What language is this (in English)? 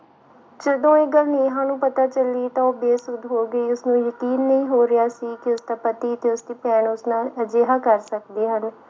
Punjabi